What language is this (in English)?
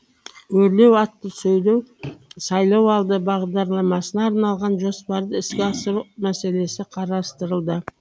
Kazakh